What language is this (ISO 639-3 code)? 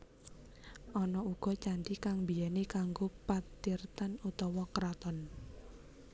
jav